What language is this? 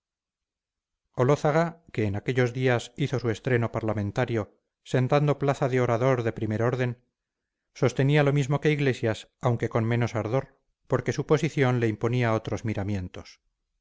Spanish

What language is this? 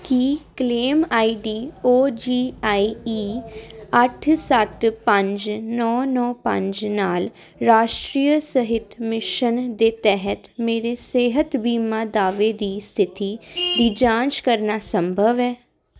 Punjabi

